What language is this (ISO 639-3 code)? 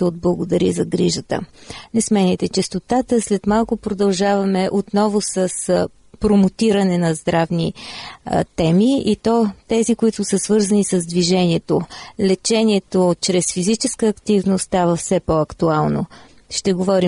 bul